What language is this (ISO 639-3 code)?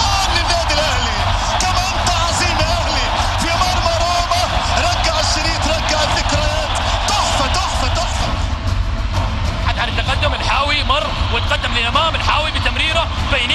ara